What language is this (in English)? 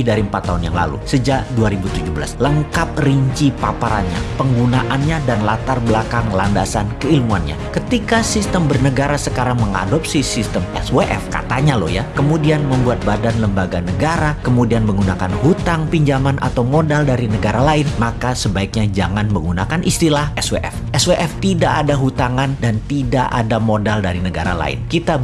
Indonesian